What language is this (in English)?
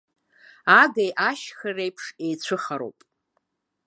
Abkhazian